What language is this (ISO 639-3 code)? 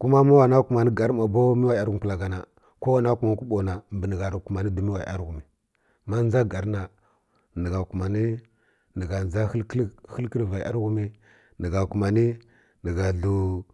fkk